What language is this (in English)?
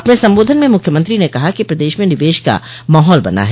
Hindi